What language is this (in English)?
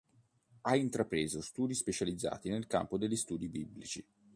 Italian